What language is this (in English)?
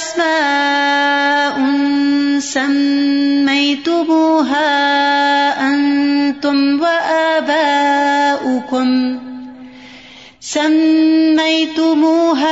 Urdu